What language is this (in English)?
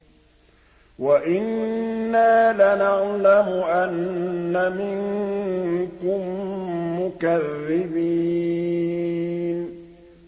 Arabic